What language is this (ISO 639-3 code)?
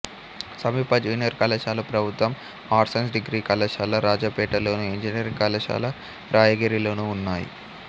tel